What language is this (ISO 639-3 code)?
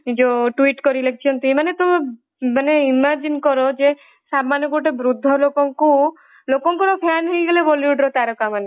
ori